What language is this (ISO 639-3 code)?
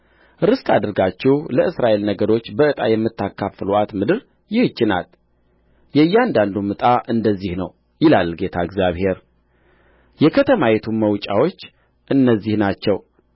amh